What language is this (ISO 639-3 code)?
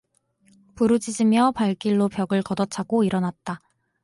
kor